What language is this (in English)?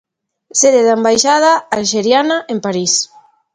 Galician